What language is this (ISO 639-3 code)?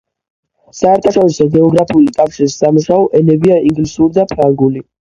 kat